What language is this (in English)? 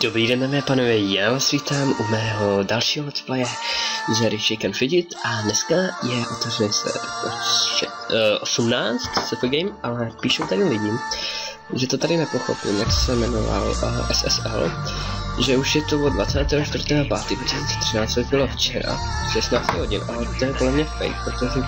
Czech